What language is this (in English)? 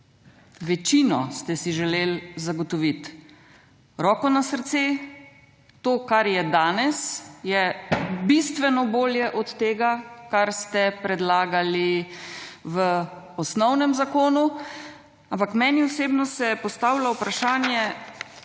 Slovenian